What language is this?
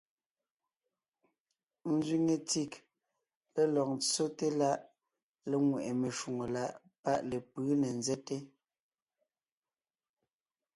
Ngiemboon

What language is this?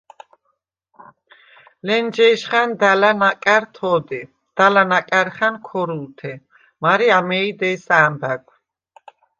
Svan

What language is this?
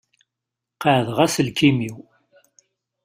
Kabyle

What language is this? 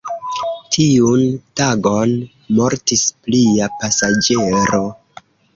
Esperanto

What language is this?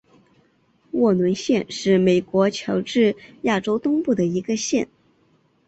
Chinese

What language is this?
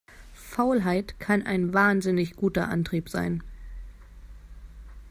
German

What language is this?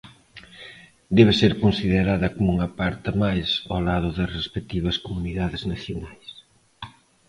Galician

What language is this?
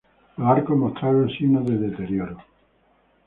Spanish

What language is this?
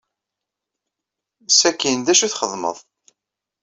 Kabyle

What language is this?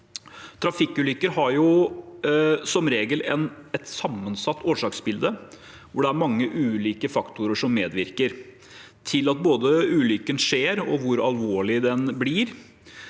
Norwegian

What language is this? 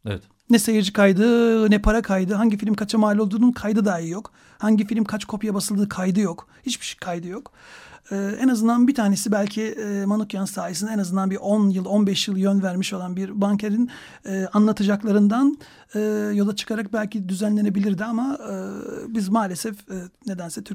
Turkish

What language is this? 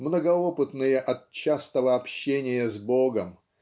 Russian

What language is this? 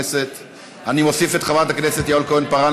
Hebrew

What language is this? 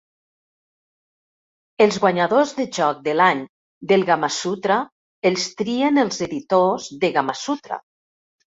Catalan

